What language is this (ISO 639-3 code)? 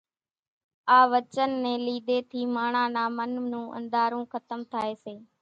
gjk